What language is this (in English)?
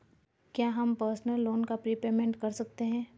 Hindi